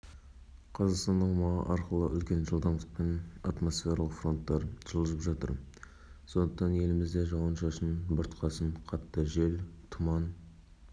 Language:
Kazakh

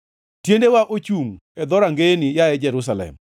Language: Luo (Kenya and Tanzania)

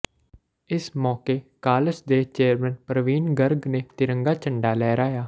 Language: Punjabi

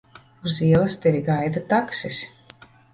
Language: Latvian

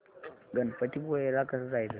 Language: Marathi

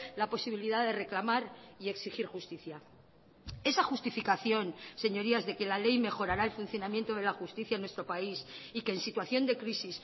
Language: Spanish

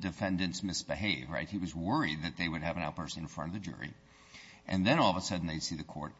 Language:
English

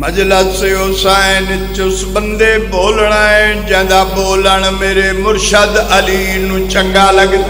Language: Arabic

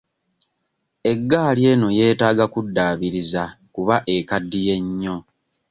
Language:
Ganda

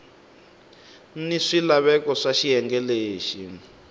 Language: Tsonga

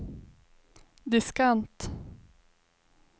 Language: Swedish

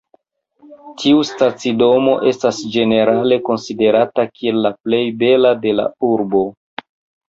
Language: Esperanto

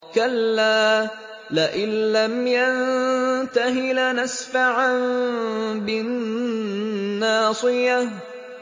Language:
Arabic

